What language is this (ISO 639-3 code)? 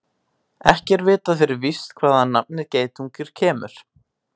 isl